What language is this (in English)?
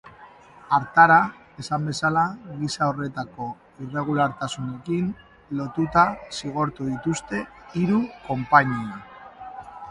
Basque